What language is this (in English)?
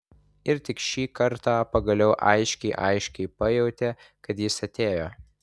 Lithuanian